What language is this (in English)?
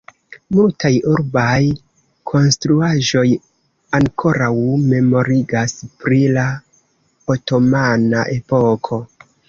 Esperanto